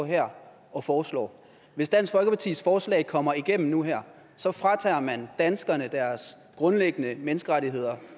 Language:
Danish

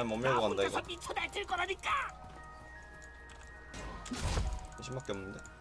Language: Korean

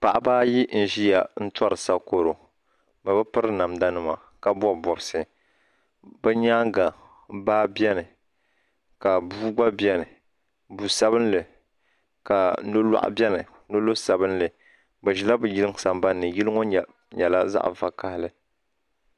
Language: Dagbani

